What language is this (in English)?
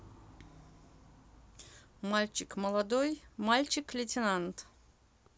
Russian